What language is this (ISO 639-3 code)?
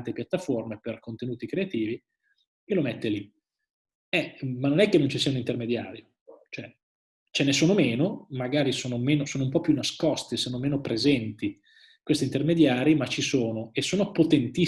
ita